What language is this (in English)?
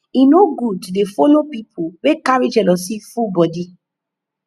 Nigerian Pidgin